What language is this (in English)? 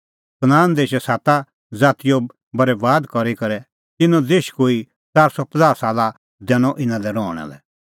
Kullu Pahari